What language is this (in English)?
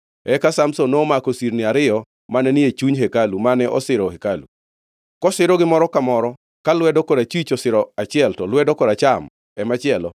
Luo (Kenya and Tanzania)